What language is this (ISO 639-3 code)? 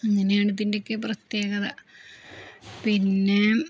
mal